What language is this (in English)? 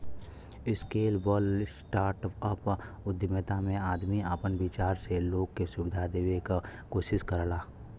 Bhojpuri